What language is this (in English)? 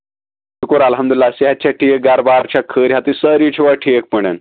Kashmiri